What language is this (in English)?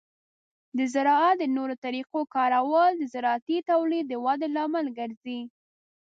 Pashto